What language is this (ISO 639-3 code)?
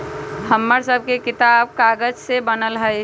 mag